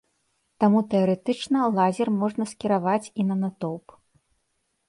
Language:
Belarusian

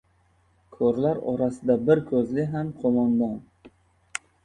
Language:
Uzbek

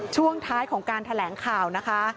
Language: Thai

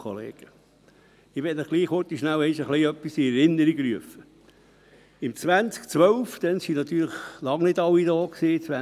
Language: Swiss German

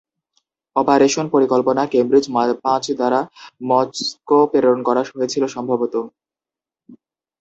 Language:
Bangla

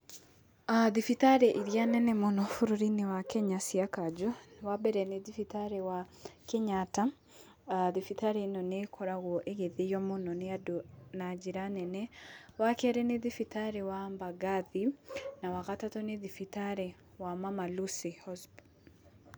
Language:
Kikuyu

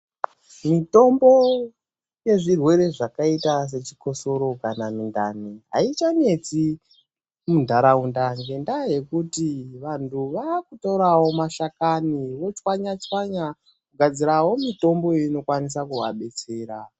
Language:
Ndau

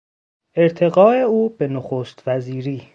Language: Persian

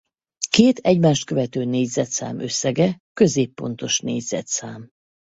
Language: Hungarian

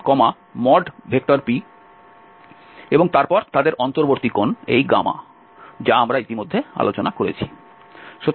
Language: Bangla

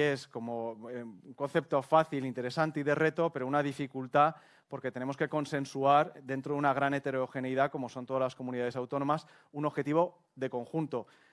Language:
Spanish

